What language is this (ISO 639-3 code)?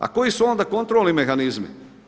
hrv